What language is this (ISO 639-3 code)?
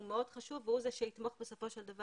heb